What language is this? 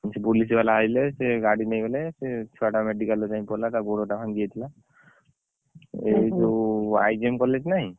Odia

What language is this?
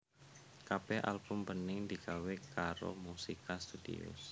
Javanese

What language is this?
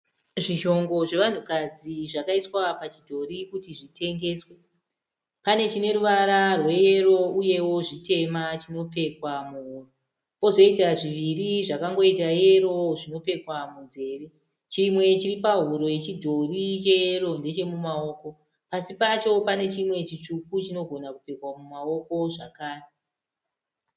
Shona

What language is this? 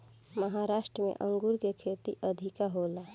Bhojpuri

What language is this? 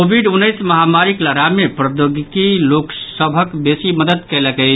Maithili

